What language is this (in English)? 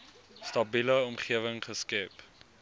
Afrikaans